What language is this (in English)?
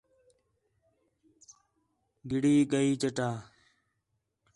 Khetrani